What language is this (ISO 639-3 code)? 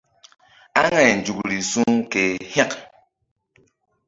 mdd